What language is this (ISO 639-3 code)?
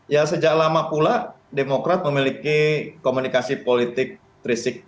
ind